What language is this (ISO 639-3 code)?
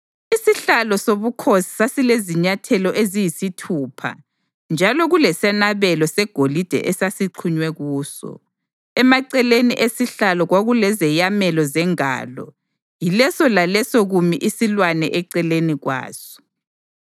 nde